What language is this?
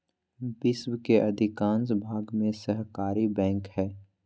Magahi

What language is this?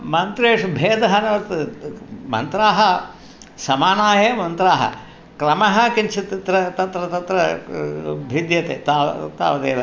Sanskrit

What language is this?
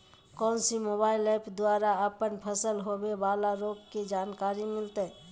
Magahi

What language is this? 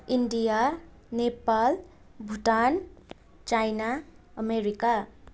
Nepali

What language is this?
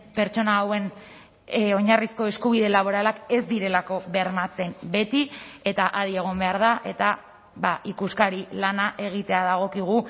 Basque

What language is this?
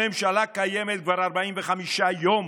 Hebrew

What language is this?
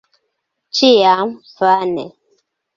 Esperanto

